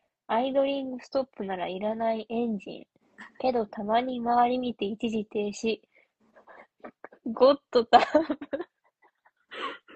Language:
Japanese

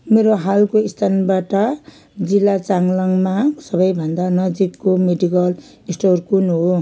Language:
Nepali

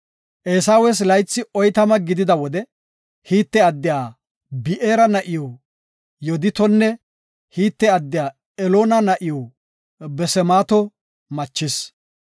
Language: Gofa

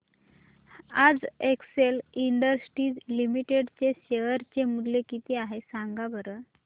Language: Marathi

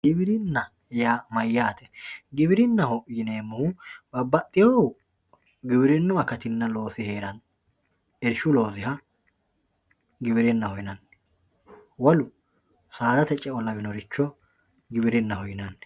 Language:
Sidamo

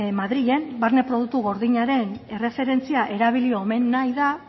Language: Basque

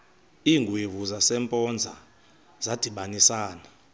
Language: Xhosa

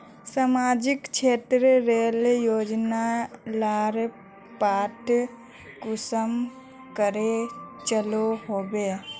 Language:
Magahi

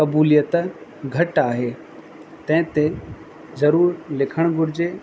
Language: Sindhi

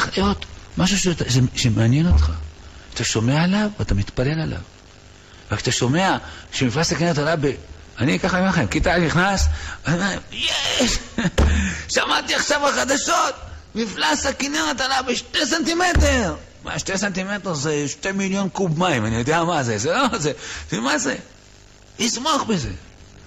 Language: Hebrew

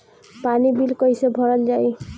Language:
Bhojpuri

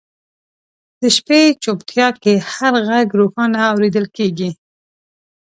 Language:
Pashto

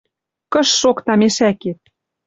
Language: Western Mari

